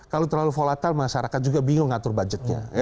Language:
Indonesian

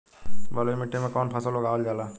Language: Bhojpuri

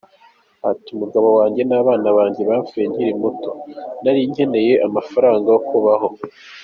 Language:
Kinyarwanda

